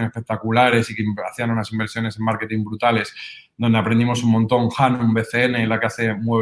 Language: Spanish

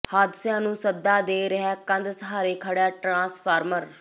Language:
Punjabi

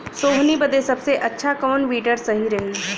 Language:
Bhojpuri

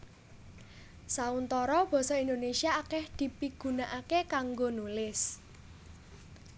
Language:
Javanese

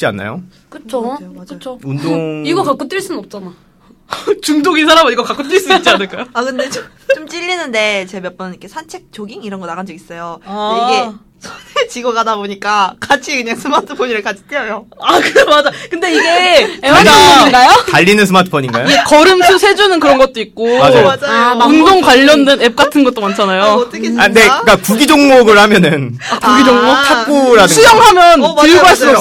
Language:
Korean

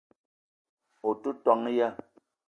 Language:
Eton (Cameroon)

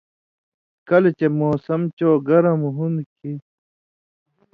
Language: Indus Kohistani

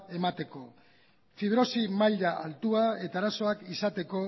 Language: Basque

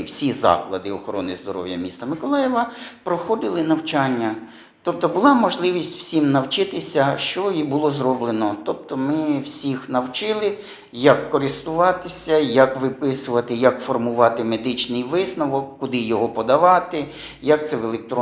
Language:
Ukrainian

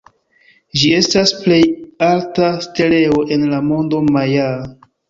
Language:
Esperanto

